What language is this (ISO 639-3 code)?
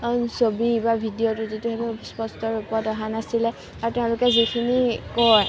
asm